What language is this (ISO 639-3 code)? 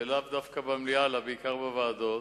heb